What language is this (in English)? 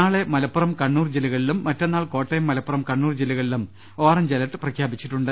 Malayalam